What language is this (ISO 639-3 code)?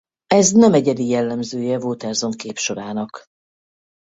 hun